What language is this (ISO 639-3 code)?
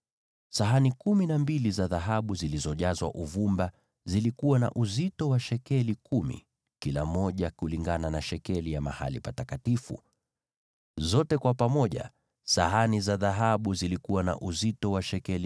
swa